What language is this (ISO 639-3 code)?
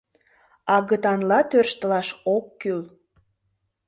chm